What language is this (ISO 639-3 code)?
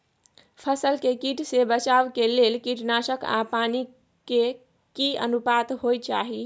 mai